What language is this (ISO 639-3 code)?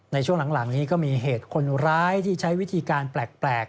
tha